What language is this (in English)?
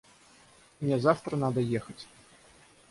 Russian